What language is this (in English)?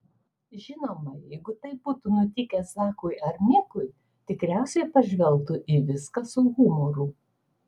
Lithuanian